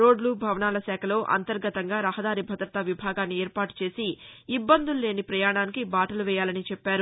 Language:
Telugu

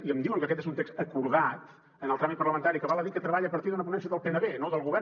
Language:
Catalan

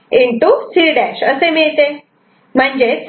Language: Marathi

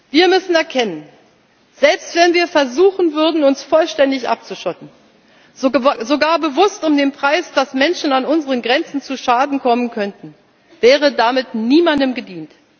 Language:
German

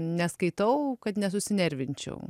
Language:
Lithuanian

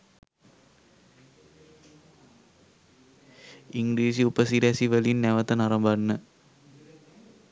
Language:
Sinhala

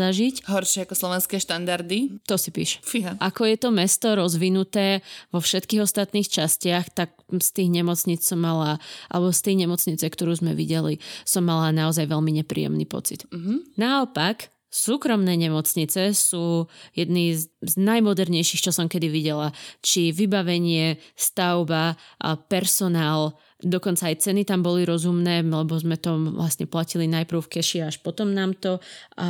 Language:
Slovak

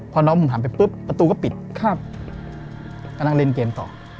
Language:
Thai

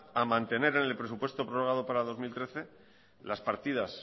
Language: Spanish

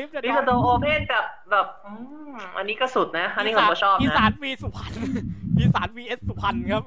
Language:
Thai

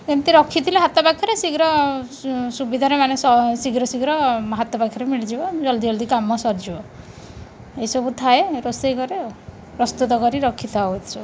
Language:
Odia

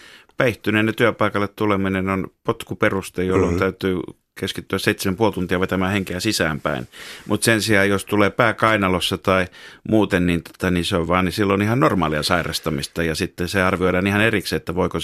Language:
Finnish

